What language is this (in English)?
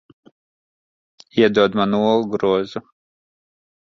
Latvian